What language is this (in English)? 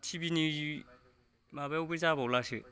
Bodo